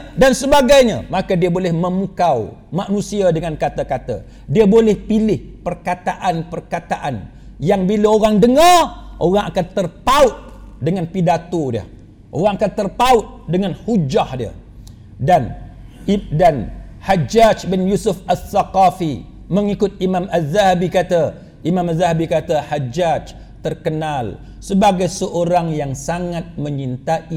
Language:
Malay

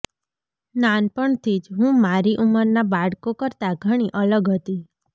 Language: Gujarati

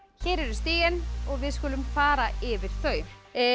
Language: Icelandic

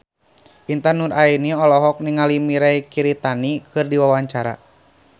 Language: Sundanese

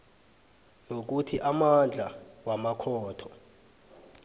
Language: South Ndebele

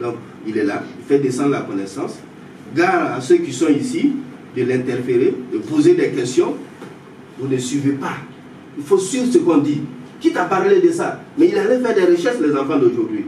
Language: French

